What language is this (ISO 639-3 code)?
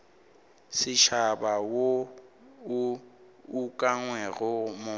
nso